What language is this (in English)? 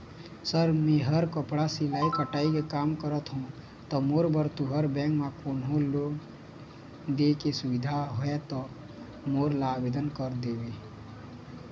Chhattisgarhi